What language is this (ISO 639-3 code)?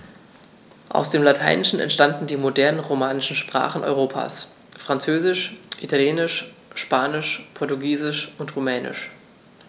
deu